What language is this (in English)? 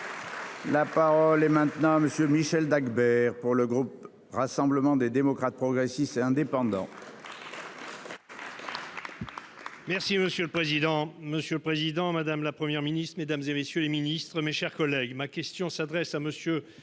French